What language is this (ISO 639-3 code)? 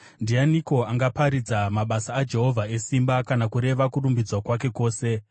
sna